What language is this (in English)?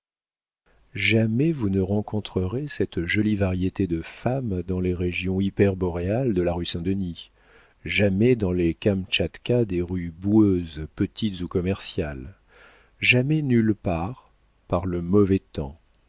French